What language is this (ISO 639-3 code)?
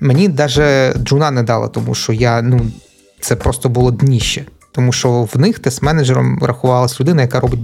ukr